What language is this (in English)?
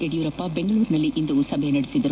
Kannada